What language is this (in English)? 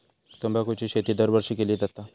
Marathi